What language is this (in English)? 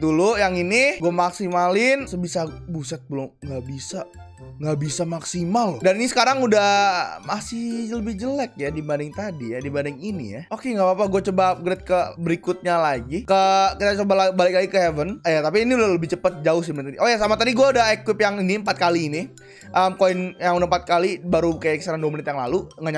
Indonesian